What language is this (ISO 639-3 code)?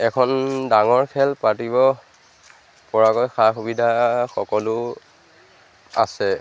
asm